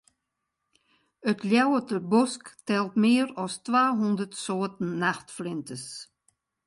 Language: Western Frisian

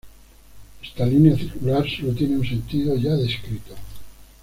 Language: Spanish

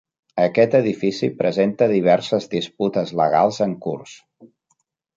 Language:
Catalan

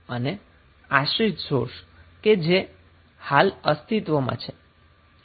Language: Gujarati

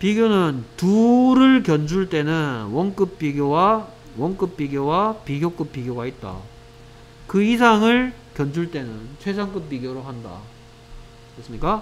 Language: Korean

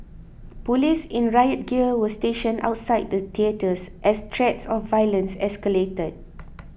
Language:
English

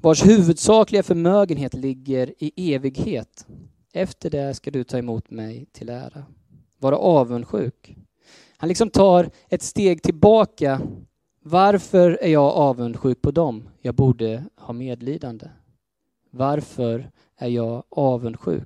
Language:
Swedish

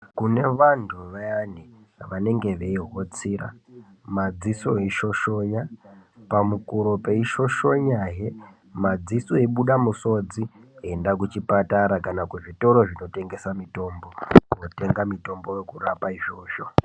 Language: Ndau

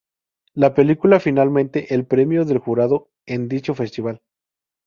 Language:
Spanish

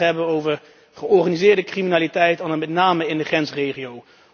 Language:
Dutch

